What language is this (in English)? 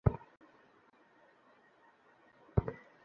Bangla